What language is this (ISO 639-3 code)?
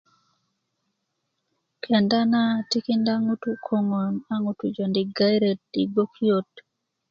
ukv